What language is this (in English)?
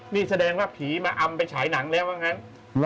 Thai